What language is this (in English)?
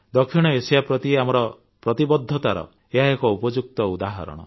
Odia